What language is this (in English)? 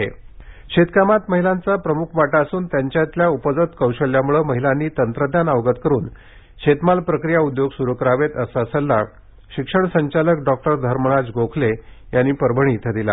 Marathi